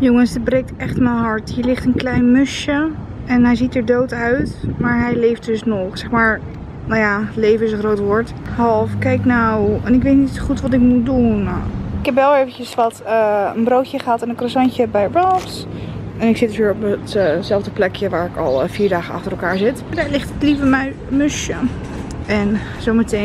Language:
Dutch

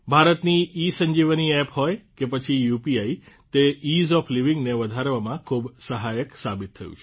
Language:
Gujarati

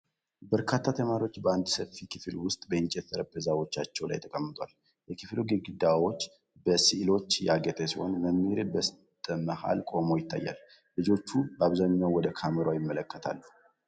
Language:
Amharic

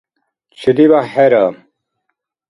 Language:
Dargwa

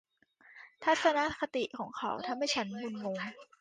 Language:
Thai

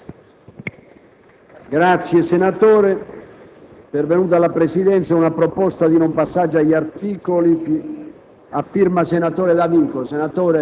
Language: Italian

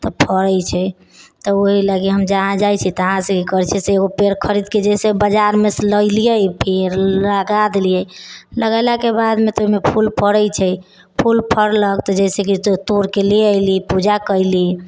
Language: Maithili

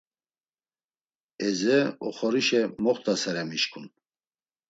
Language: Laz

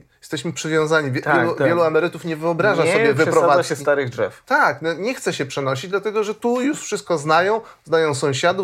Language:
Polish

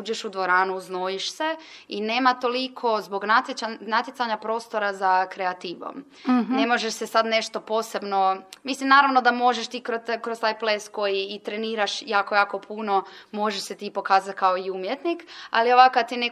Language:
Croatian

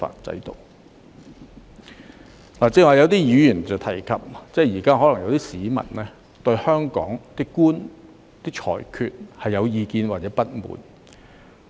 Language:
Cantonese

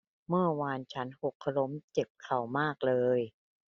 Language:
Thai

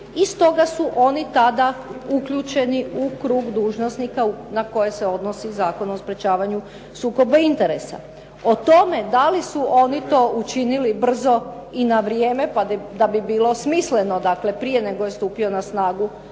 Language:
Croatian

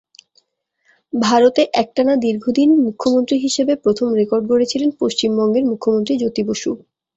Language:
Bangla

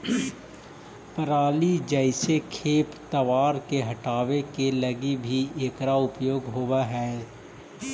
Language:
Magahi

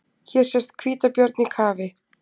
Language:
Icelandic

